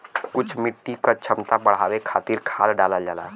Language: Bhojpuri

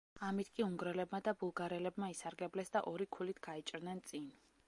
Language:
Georgian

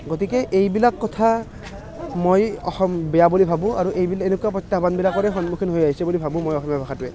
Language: Assamese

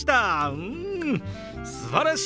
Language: Japanese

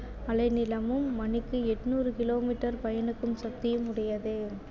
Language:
Tamil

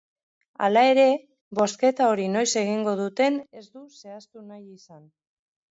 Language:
Basque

